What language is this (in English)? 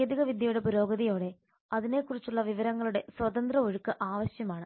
Malayalam